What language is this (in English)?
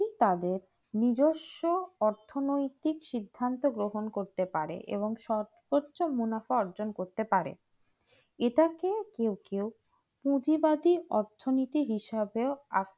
Bangla